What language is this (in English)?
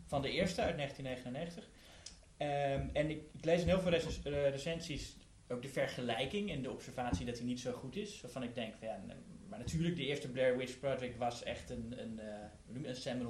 Dutch